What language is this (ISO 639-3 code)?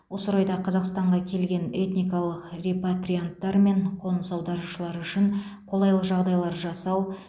kaz